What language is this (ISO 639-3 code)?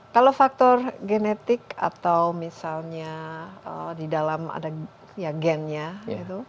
ind